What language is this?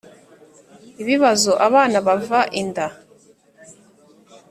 Kinyarwanda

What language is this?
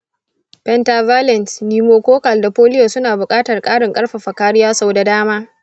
Hausa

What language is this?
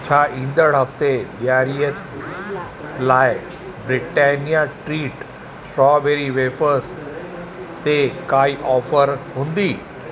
Sindhi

